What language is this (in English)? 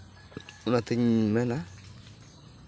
Santali